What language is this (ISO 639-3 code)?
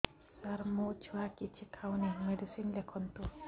ori